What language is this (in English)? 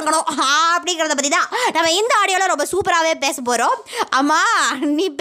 Tamil